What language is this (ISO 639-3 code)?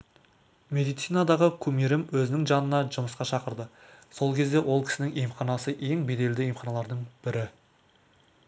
kaz